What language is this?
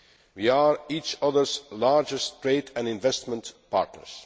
English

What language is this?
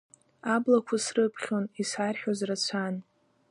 Abkhazian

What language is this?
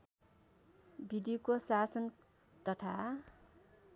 Nepali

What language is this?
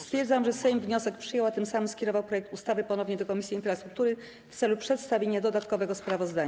Polish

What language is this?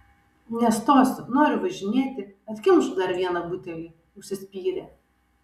Lithuanian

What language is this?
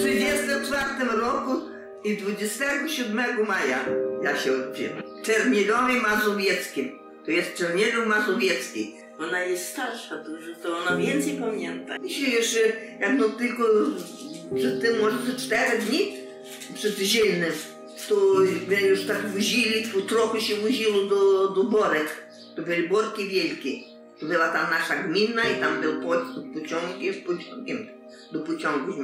Polish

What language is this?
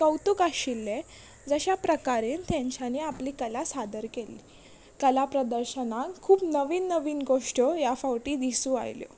Konkani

